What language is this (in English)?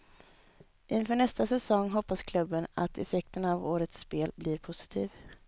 Swedish